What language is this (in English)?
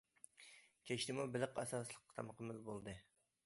Uyghur